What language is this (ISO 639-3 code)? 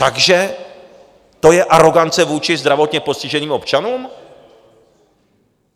ces